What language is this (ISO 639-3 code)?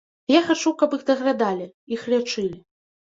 bel